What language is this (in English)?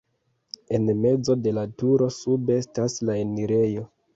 Esperanto